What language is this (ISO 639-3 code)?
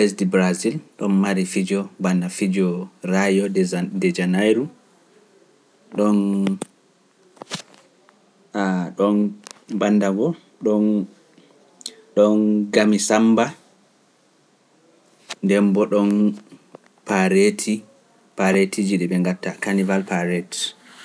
fuf